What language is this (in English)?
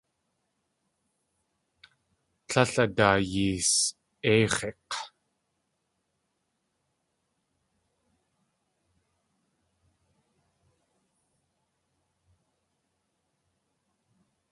Tlingit